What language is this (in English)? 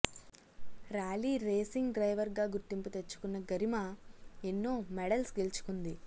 Telugu